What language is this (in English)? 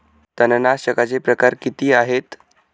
Marathi